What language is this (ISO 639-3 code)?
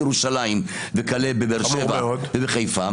heb